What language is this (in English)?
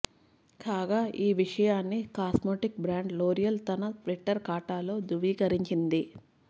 Telugu